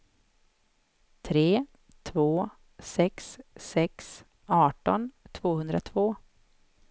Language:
Swedish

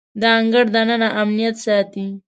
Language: Pashto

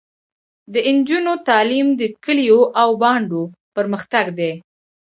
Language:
Pashto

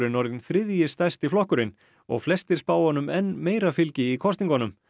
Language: Icelandic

